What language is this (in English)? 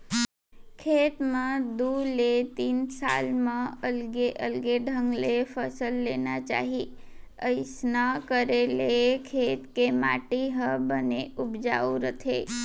Chhattisgarhi